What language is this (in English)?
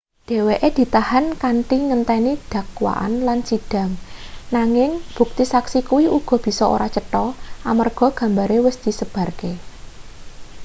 Javanese